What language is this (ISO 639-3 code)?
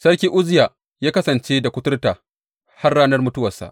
hau